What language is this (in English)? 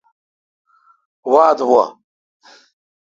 Kalkoti